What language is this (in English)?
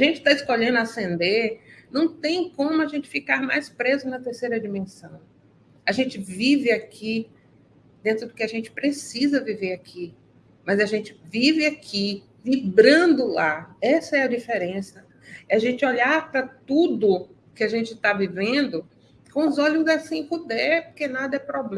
Portuguese